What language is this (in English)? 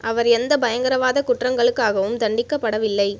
Tamil